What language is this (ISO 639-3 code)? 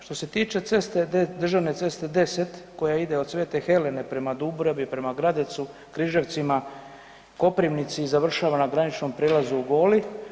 hrv